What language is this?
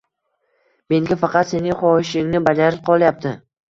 Uzbek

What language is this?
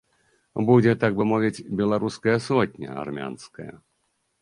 Belarusian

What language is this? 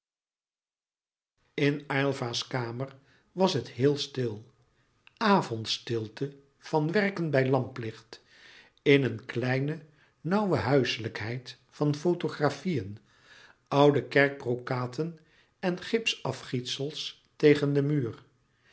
Dutch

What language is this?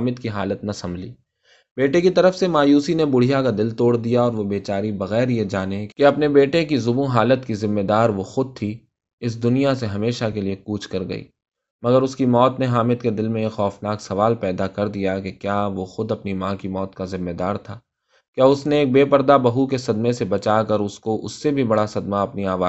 Urdu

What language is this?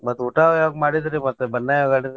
Kannada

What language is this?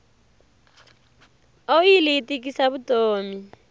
Tsonga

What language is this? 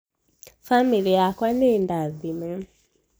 Kikuyu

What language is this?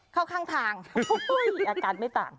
Thai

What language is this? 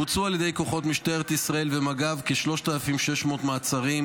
Hebrew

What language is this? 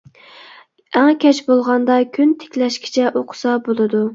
Uyghur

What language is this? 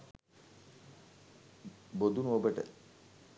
Sinhala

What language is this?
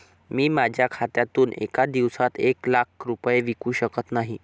Marathi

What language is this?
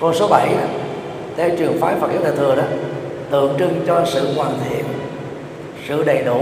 Vietnamese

